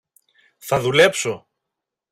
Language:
Greek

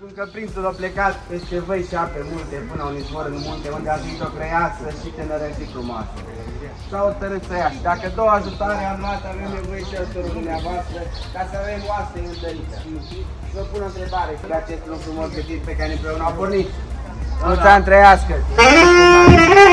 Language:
Romanian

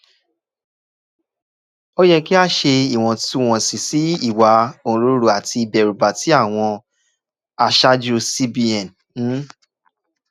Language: Yoruba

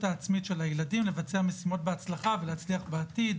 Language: Hebrew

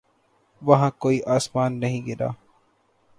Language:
Urdu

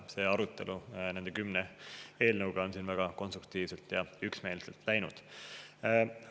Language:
Estonian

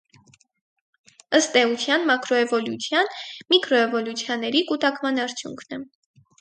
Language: Armenian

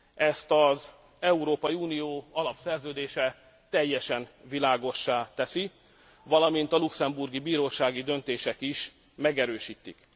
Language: Hungarian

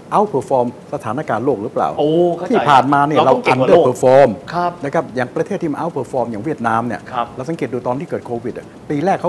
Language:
Thai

